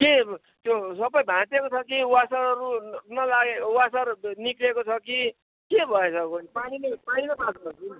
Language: Nepali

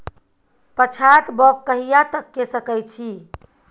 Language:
Maithili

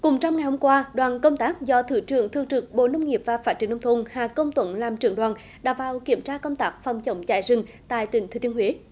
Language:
Vietnamese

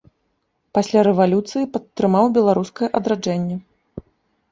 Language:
Belarusian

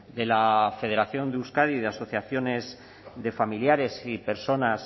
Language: Spanish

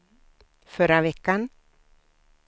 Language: Swedish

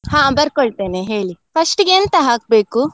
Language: Kannada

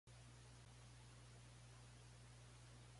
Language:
Min Nan Chinese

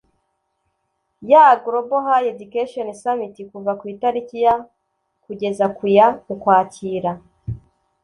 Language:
Kinyarwanda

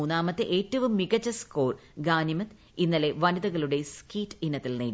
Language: Malayalam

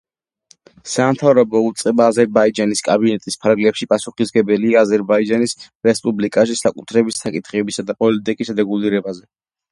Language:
Georgian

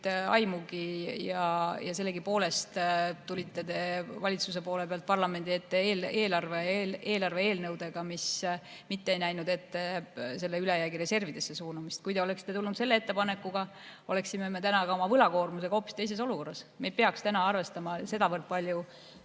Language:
Estonian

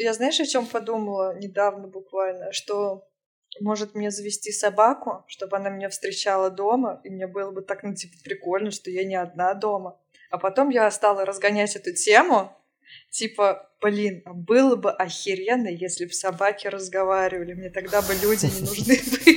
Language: Russian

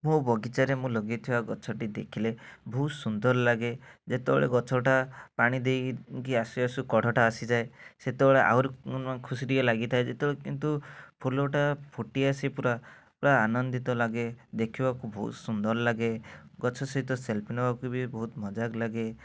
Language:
Odia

